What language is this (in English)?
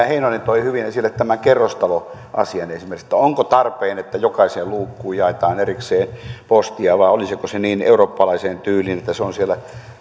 Finnish